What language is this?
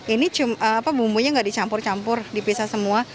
Indonesian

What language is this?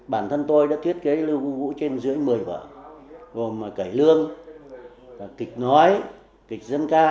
Vietnamese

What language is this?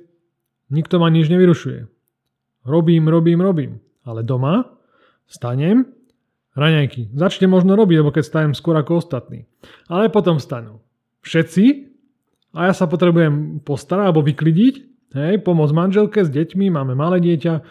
Slovak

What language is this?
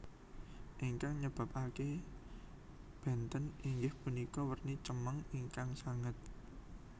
Javanese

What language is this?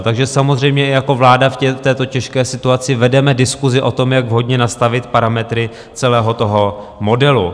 Czech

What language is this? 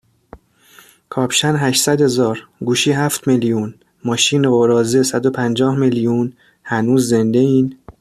Persian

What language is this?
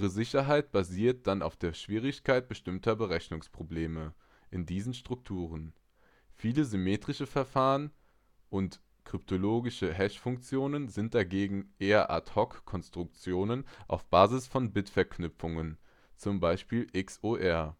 German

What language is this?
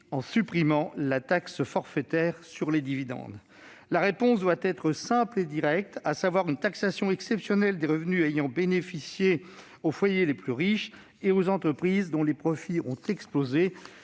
French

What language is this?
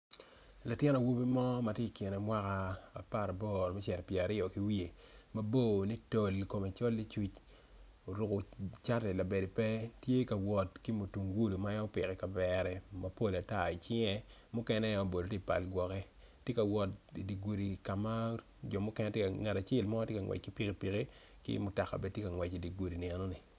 Acoli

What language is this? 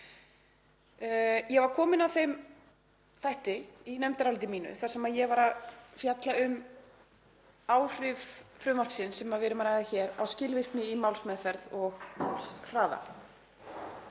Icelandic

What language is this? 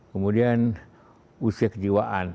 Indonesian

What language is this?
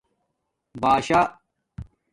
Domaaki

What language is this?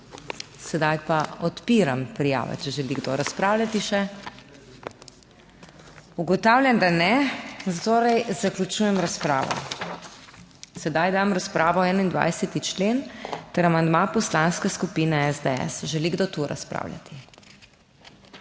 Slovenian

